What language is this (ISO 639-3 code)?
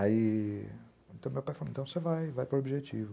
por